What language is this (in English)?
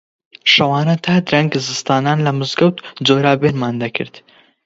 Central Kurdish